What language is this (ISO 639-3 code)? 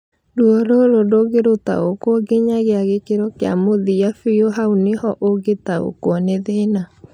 kik